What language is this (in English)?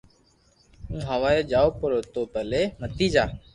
Loarki